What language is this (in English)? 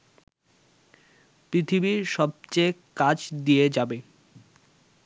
Bangla